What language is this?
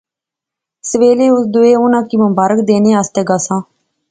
Pahari-Potwari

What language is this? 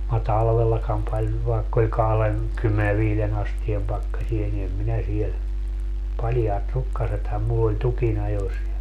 Finnish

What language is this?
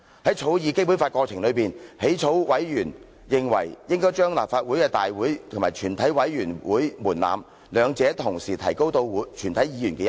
Cantonese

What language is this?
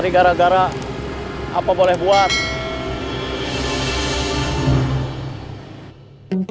Indonesian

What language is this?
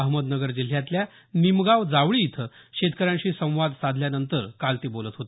Marathi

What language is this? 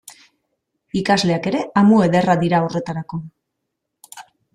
Basque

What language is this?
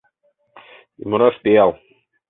Mari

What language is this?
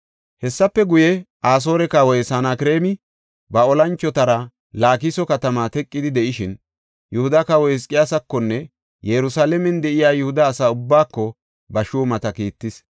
Gofa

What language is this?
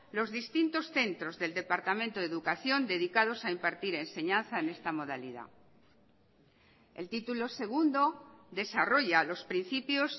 Spanish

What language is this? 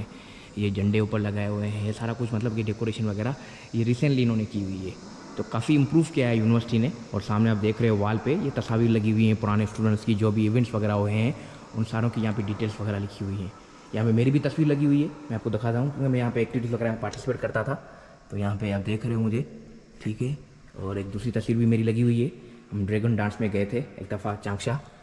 Hindi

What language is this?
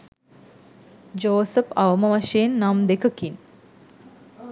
Sinhala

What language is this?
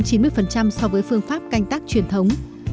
Vietnamese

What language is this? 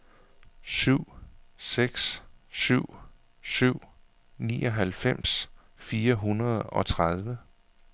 Danish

